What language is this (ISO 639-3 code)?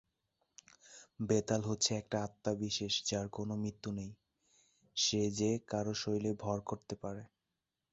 ben